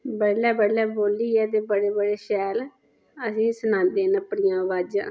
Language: Dogri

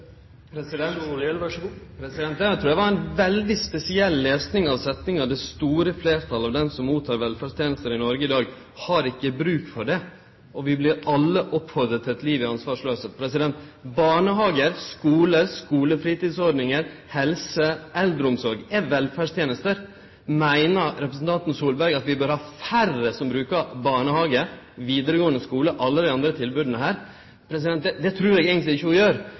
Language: Norwegian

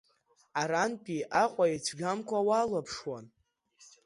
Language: Abkhazian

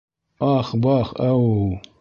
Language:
Bashkir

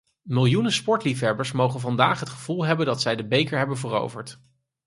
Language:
Dutch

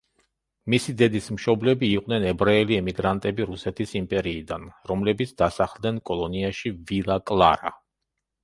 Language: Georgian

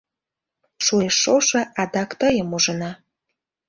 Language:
Mari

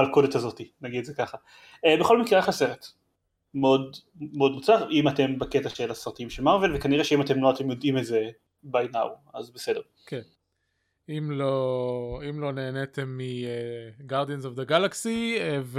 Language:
Hebrew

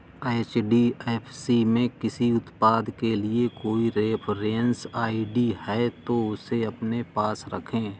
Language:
Hindi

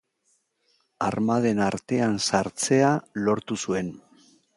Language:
Basque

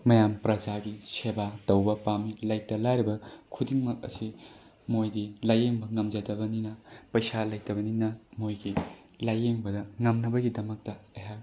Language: Manipuri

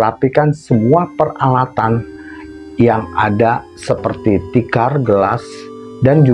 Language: Indonesian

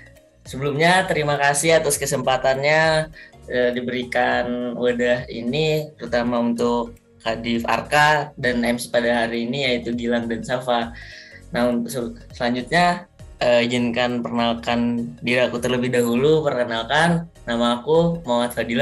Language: Indonesian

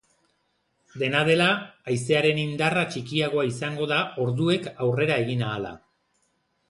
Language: Basque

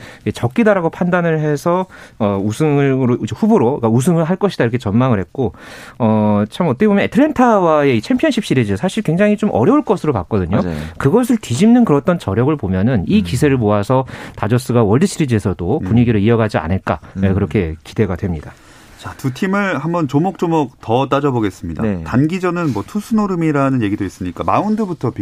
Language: Korean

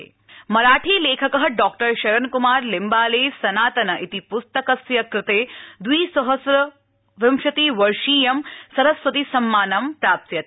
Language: Sanskrit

